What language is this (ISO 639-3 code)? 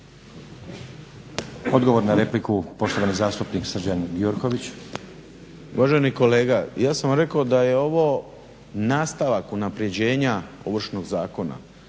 hrv